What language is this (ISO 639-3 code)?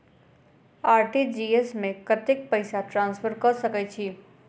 mai